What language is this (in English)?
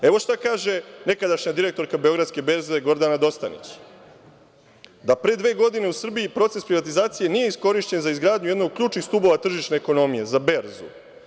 Serbian